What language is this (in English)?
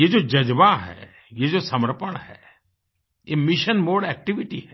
Hindi